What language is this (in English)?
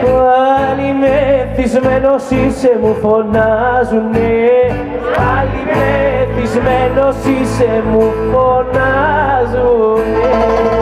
Greek